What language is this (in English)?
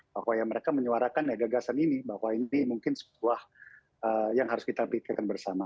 Indonesian